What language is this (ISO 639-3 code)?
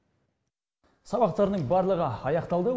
kaz